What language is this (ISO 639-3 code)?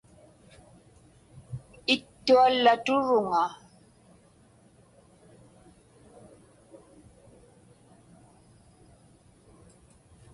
ipk